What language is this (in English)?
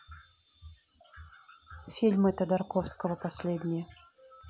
Russian